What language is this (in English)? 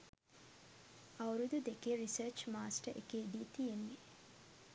Sinhala